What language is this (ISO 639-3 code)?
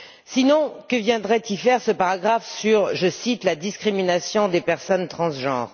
fra